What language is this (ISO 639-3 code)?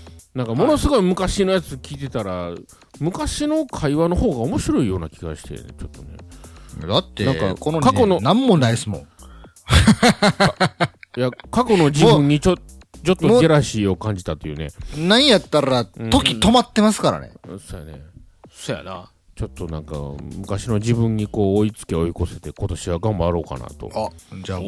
jpn